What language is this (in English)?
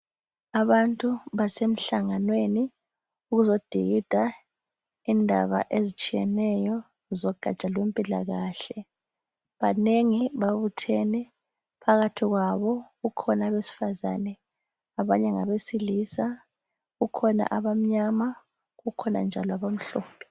North Ndebele